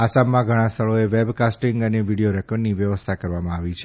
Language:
Gujarati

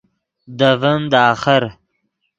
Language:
Yidgha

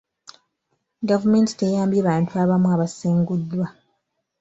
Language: Ganda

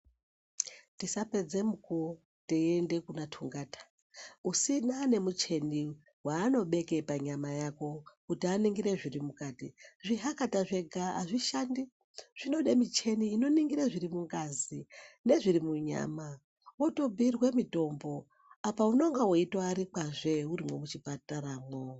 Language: Ndau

